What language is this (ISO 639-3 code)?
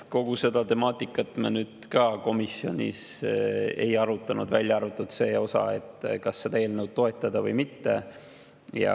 est